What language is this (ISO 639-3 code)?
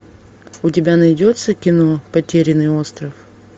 rus